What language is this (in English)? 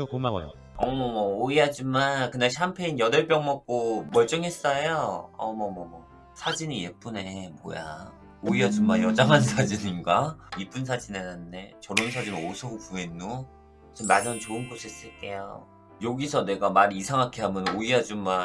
Korean